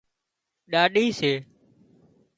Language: Wadiyara Koli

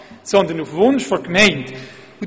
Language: Swiss German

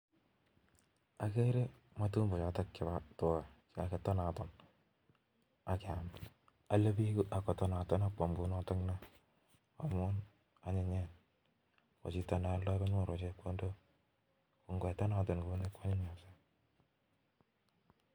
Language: Kalenjin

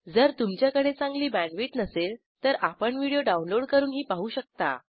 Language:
Marathi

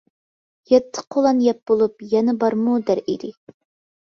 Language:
Uyghur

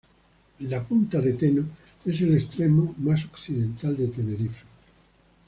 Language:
Spanish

